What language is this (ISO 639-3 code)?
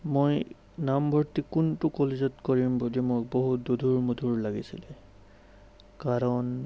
asm